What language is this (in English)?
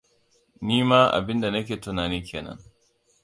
Hausa